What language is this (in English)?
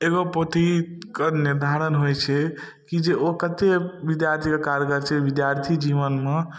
Maithili